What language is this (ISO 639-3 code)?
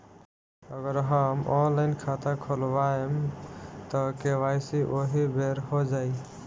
bho